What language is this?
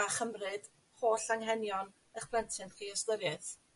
Welsh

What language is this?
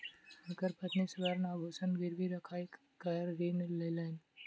Maithili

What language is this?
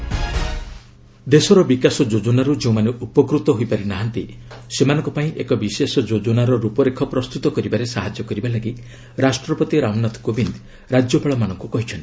Odia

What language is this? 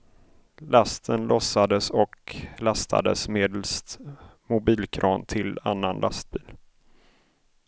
Swedish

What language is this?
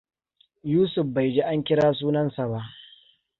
Hausa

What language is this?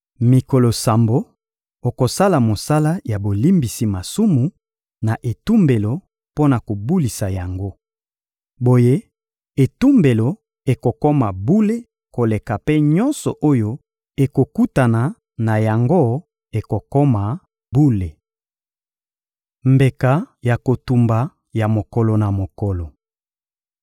Lingala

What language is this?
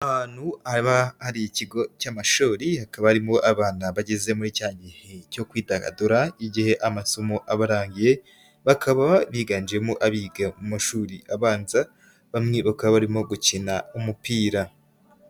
Kinyarwanda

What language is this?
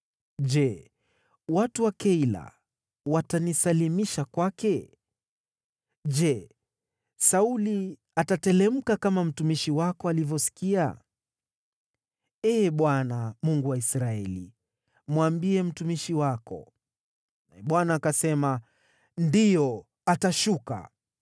Swahili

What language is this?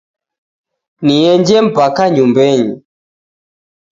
Taita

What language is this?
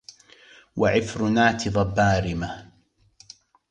Arabic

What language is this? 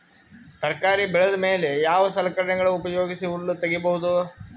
Kannada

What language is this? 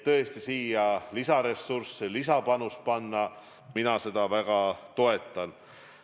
Estonian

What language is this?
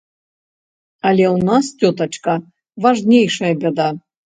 Belarusian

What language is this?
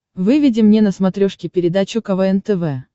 Russian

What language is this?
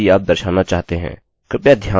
Hindi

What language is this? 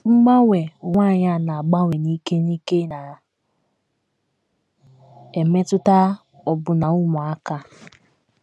Igbo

